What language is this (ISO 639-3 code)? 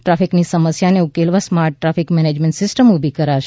guj